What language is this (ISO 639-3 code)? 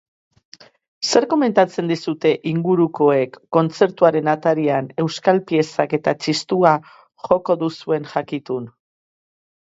eus